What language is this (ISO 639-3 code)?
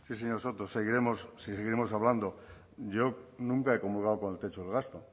spa